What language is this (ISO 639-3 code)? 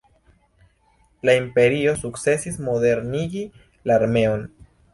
epo